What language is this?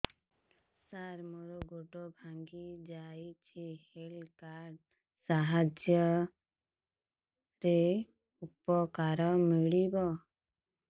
Odia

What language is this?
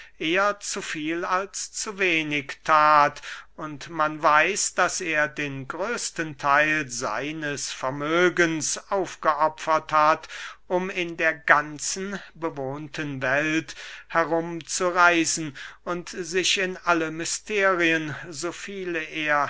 German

